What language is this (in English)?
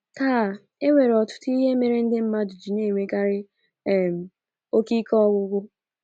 Igbo